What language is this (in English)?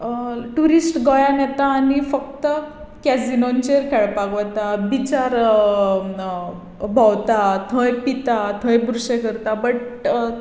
Konkani